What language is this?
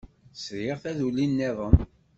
Kabyle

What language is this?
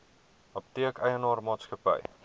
Afrikaans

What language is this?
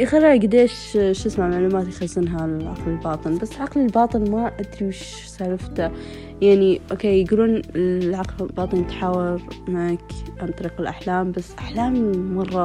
Arabic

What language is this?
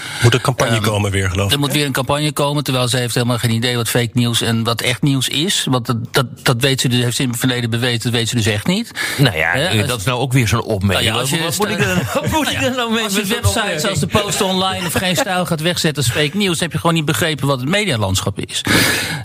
Dutch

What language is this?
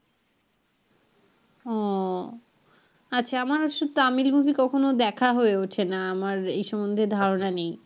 Bangla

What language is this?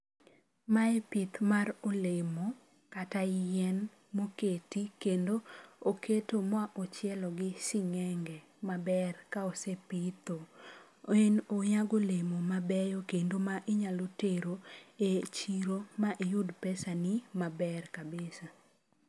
Luo (Kenya and Tanzania)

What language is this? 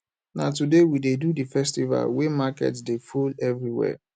Nigerian Pidgin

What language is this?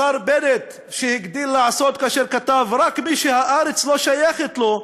Hebrew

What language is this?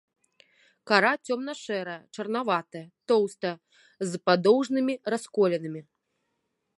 Belarusian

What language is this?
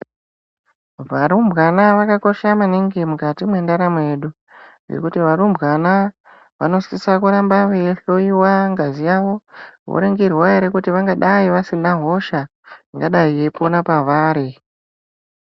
Ndau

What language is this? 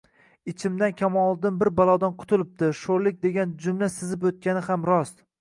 Uzbek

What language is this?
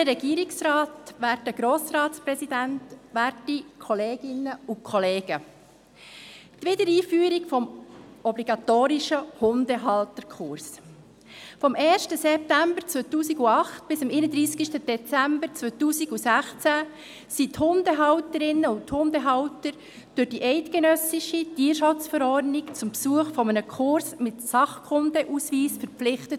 Swiss German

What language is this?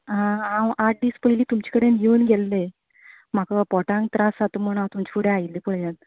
Konkani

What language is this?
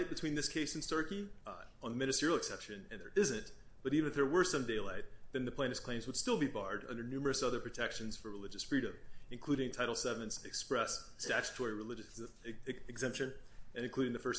English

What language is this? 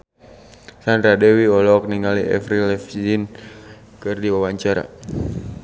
Sundanese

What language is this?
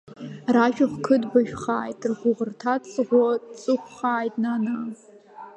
Abkhazian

